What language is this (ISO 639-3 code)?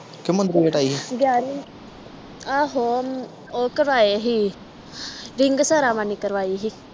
pan